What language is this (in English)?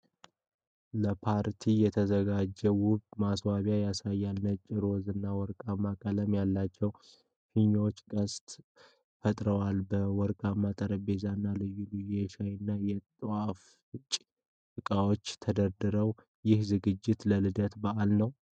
Amharic